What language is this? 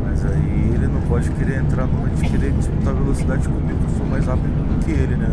Portuguese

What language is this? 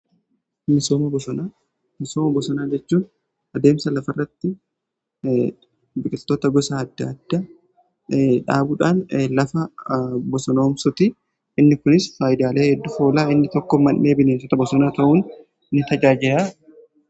Oromo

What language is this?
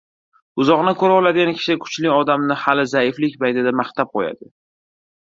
Uzbek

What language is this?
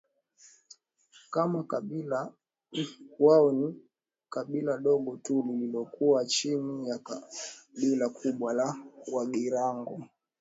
Swahili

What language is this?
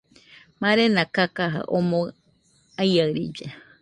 Nüpode Huitoto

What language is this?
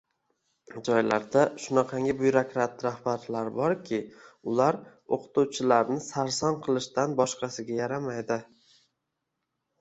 Uzbek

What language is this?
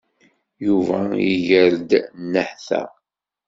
Kabyle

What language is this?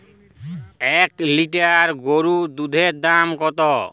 Bangla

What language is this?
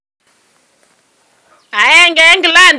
Kalenjin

